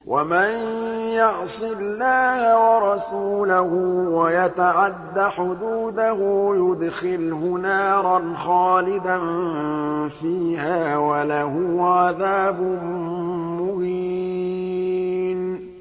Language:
Arabic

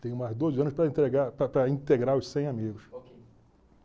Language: Portuguese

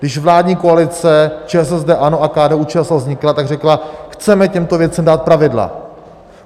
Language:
Czech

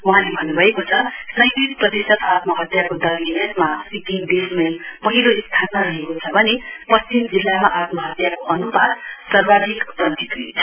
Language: Nepali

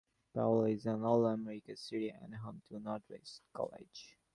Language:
English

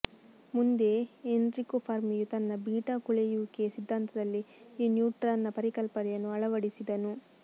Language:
Kannada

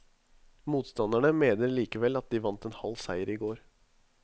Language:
Norwegian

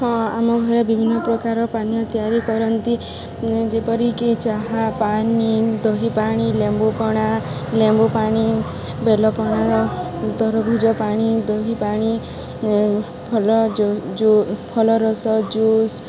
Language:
Odia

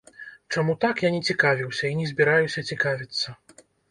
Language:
Belarusian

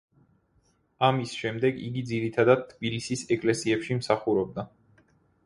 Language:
Georgian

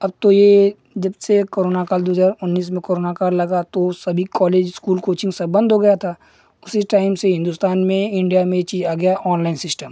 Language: Hindi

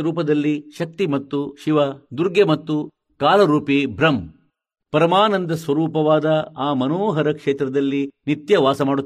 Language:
Kannada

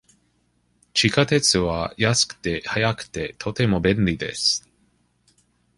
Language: Japanese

